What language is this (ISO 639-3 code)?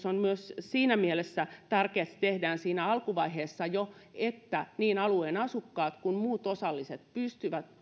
fin